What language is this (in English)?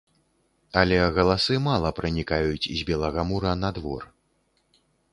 Belarusian